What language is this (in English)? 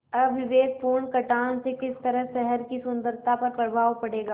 Hindi